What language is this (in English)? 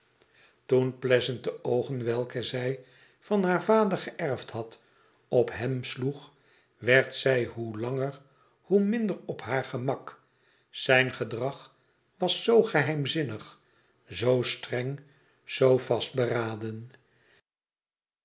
Dutch